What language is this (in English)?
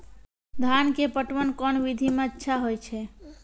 Maithili